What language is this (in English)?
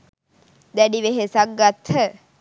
Sinhala